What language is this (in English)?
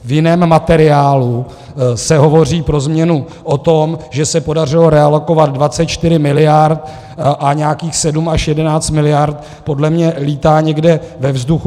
Czech